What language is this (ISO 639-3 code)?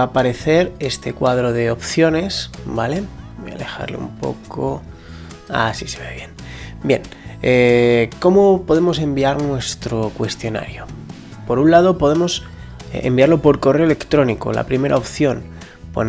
spa